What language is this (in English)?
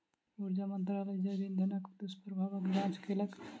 Maithili